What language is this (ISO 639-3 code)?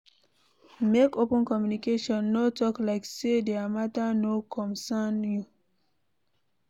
pcm